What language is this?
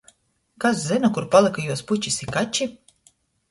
Latgalian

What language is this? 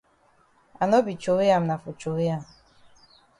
Cameroon Pidgin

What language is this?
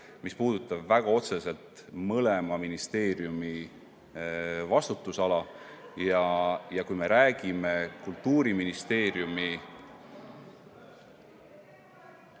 Estonian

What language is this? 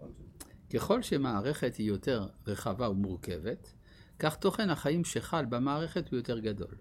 Hebrew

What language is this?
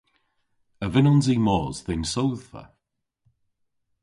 Cornish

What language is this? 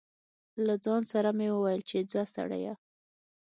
Pashto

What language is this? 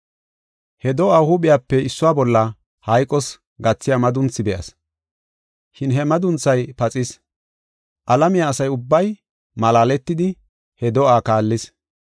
Gofa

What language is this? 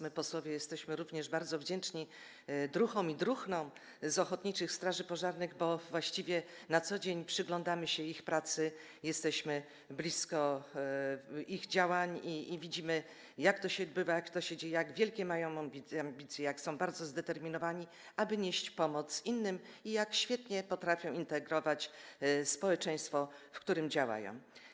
Polish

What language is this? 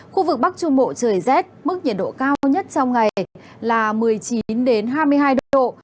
Vietnamese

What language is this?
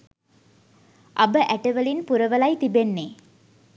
Sinhala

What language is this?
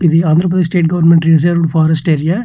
Telugu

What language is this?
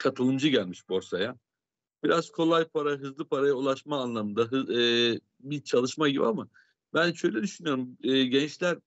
Turkish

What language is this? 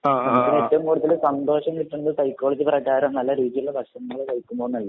Malayalam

